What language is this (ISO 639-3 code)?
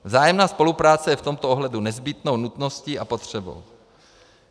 ces